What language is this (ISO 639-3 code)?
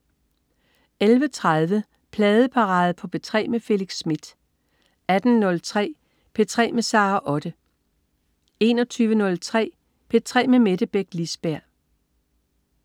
dan